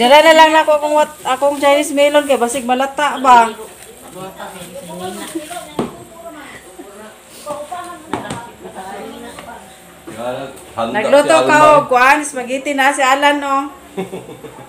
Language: Filipino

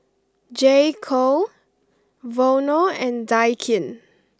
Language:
English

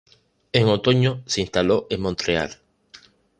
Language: Spanish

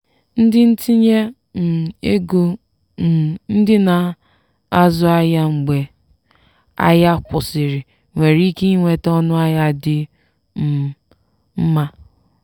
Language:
Igbo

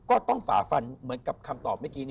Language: Thai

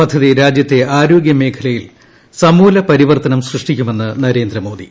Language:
Malayalam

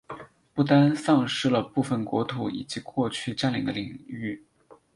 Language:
Chinese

